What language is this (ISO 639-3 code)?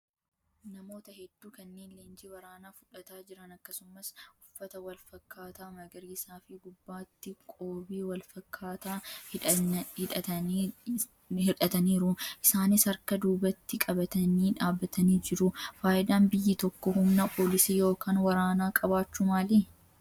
orm